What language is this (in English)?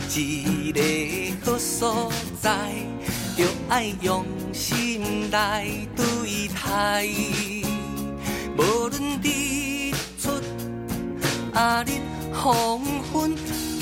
Chinese